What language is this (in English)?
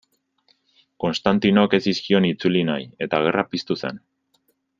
Basque